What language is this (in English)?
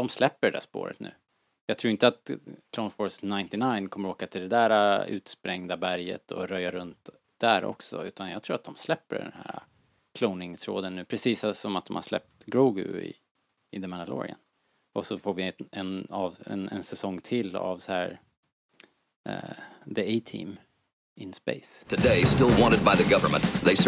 Swedish